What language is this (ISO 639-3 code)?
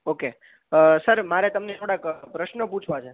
guj